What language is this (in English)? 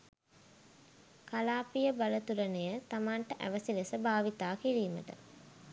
Sinhala